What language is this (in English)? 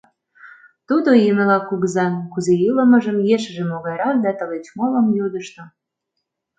Mari